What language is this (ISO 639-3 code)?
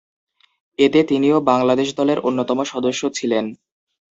ben